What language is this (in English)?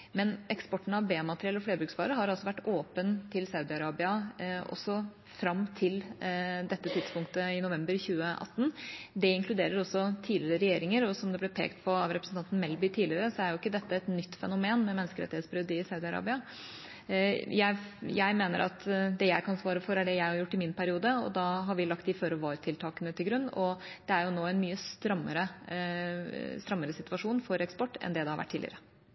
Norwegian Bokmål